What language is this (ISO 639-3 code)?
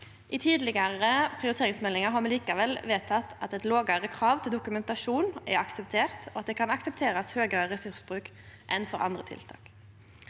nor